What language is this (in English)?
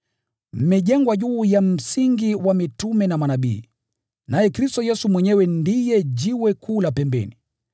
Swahili